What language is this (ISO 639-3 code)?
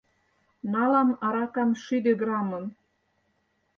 chm